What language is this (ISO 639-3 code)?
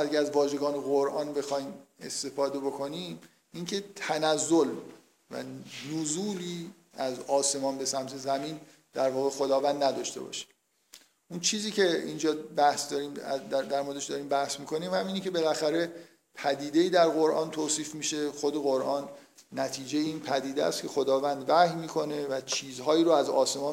fas